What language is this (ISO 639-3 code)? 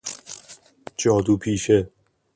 fas